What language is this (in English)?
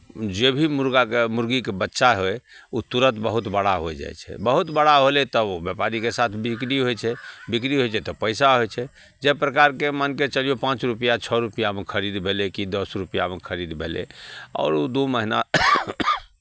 Maithili